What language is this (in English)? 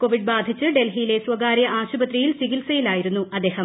Malayalam